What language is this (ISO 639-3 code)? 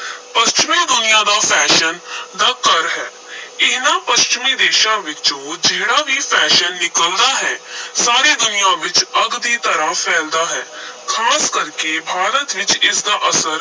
pan